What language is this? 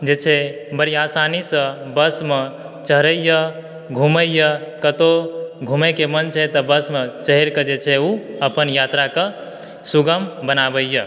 Maithili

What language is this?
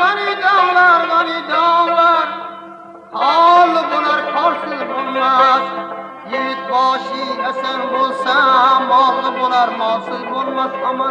Uzbek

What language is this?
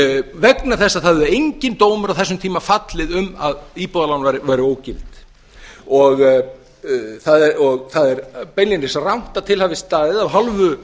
Icelandic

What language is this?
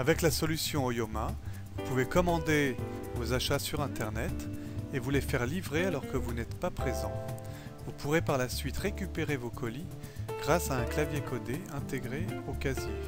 French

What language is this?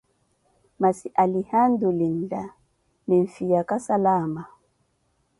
Koti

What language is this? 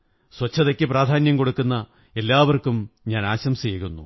Malayalam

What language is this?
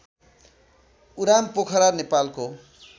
Nepali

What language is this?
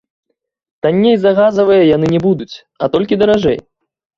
Belarusian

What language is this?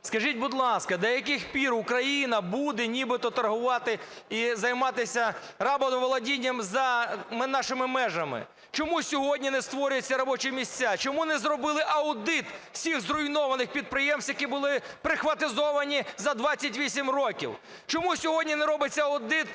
Ukrainian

